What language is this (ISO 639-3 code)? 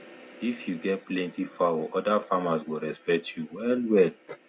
pcm